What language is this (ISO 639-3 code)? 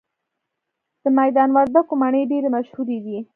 pus